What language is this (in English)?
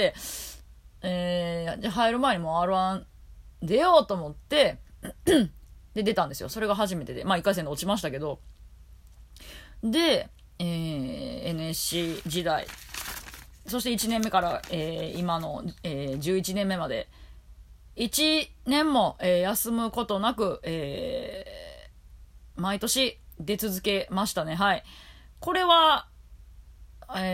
Japanese